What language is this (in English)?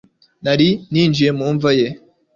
Kinyarwanda